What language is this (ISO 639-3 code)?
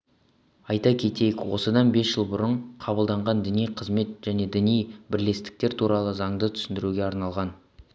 kaz